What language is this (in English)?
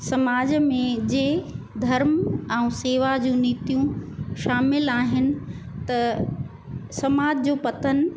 Sindhi